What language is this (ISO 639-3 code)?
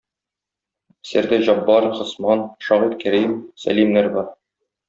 tat